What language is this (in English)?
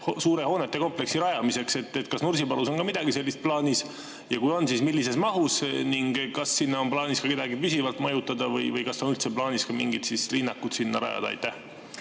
Estonian